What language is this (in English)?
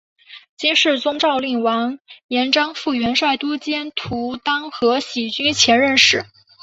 Chinese